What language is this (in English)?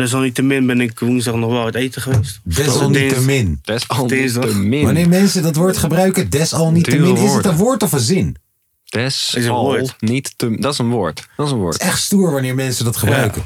Dutch